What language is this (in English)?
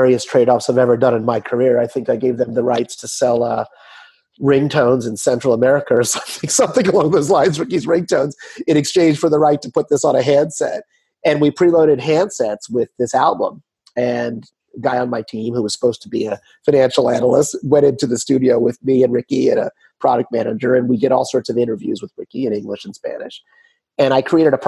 English